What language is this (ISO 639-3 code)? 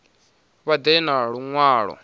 ven